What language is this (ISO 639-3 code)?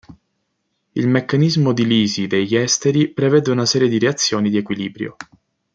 ita